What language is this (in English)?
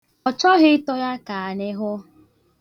Igbo